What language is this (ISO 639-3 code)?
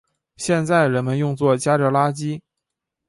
zho